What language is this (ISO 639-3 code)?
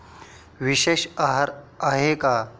mar